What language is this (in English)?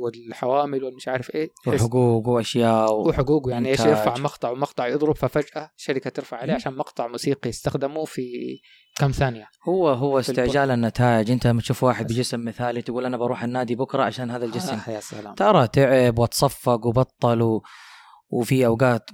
Arabic